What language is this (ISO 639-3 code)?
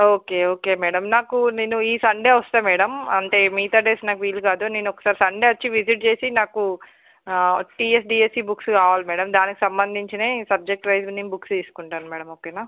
tel